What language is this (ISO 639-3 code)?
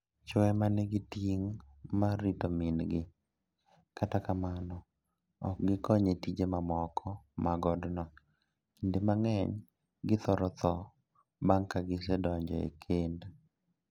luo